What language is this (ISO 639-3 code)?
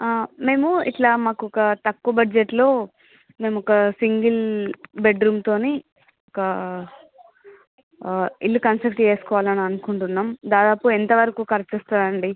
tel